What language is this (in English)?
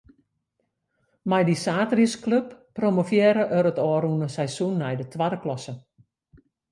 Western Frisian